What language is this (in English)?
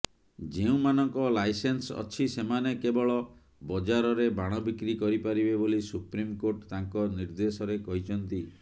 Odia